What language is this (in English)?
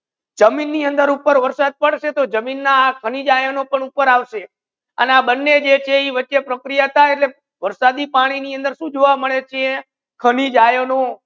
Gujarati